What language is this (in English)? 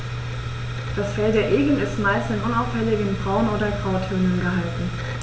German